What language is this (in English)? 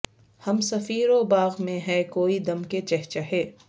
Urdu